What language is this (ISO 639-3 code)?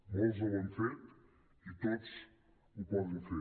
cat